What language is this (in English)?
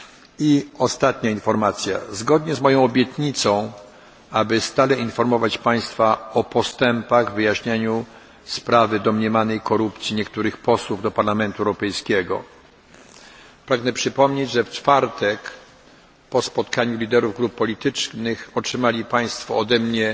Polish